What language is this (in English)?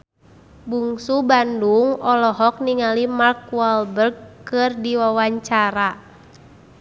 Sundanese